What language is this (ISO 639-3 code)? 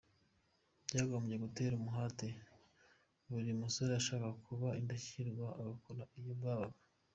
kin